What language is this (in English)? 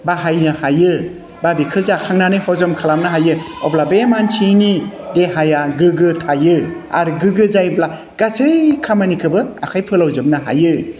Bodo